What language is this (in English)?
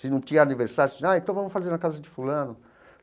Portuguese